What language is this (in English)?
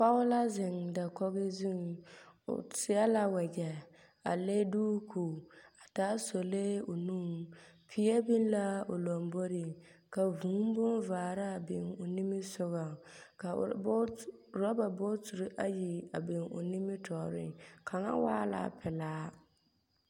Southern Dagaare